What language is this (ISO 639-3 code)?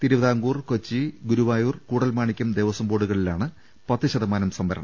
mal